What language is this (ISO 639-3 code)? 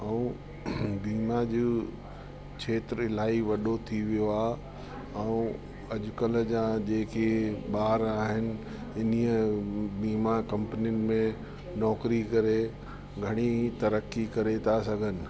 snd